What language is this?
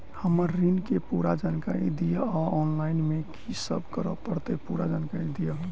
Maithili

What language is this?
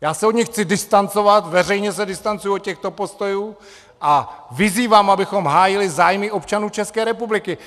Czech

